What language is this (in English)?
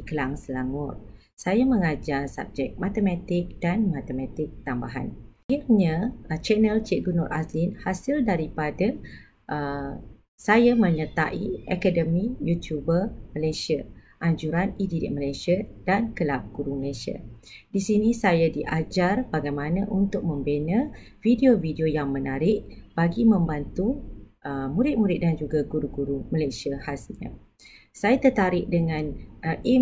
Malay